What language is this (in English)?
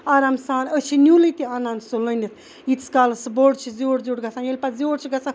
Kashmiri